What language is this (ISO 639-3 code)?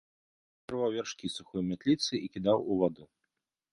bel